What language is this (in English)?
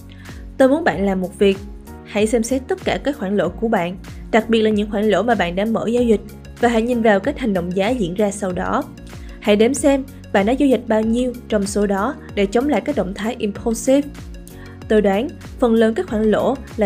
Vietnamese